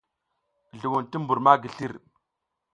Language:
South Giziga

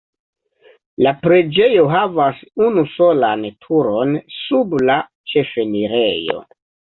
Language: Esperanto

